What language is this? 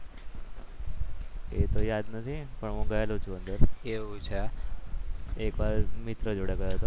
Gujarati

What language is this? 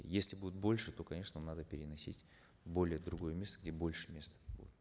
Kazakh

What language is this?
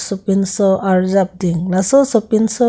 Karbi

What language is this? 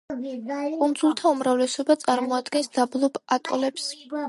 Georgian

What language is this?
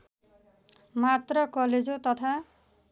Nepali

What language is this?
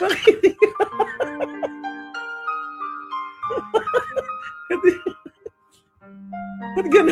Filipino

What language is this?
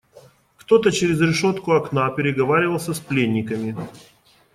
Russian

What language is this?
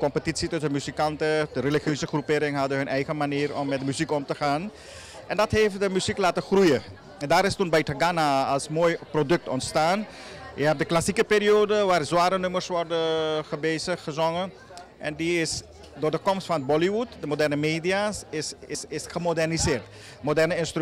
Dutch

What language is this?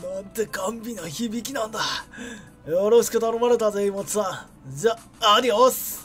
Japanese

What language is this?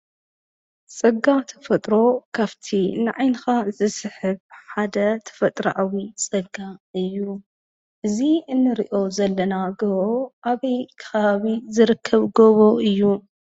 Tigrinya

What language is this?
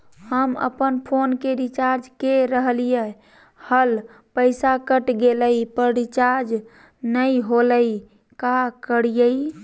Magahi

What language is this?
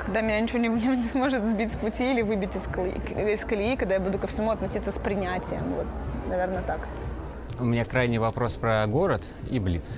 Russian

